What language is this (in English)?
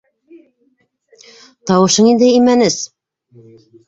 Bashkir